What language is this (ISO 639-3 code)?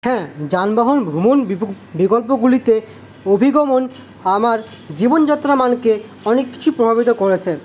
ben